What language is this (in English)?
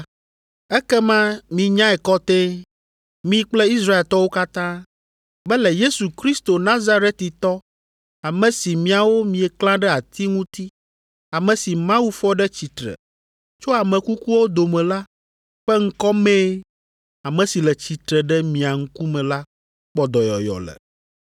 Ewe